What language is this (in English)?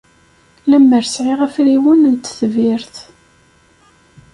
Kabyle